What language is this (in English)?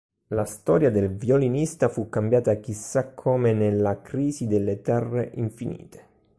Italian